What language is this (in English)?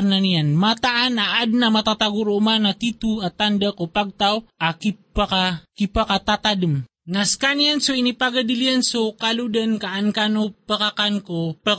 Filipino